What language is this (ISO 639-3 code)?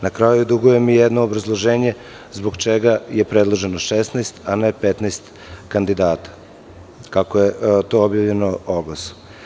srp